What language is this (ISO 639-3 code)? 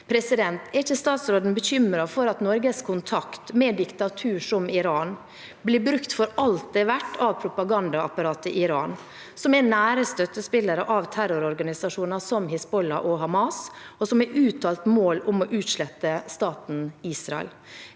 nor